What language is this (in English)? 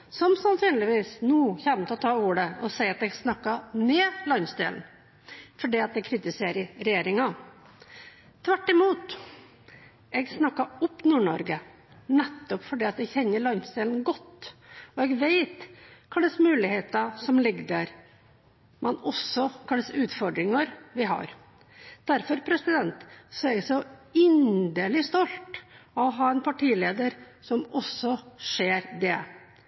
Norwegian Bokmål